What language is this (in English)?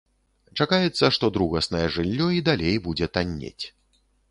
Belarusian